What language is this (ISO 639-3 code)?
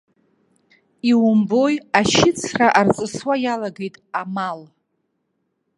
abk